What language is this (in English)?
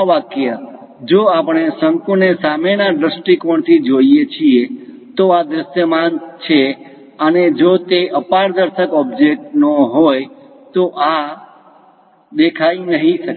Gujarati